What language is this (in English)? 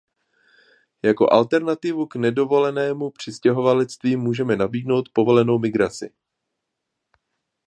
Czech